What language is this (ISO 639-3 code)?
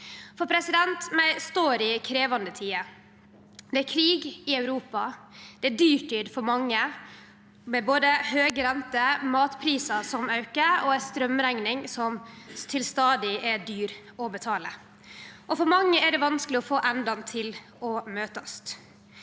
nor